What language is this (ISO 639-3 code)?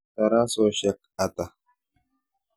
kln